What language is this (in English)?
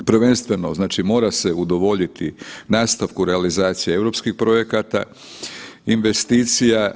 Croatian